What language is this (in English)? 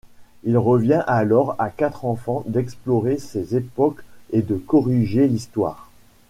French